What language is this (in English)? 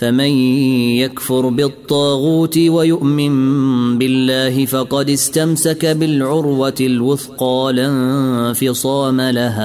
Arabic